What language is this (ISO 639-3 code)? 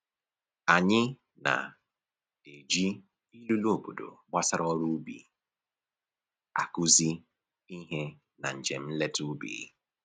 ibo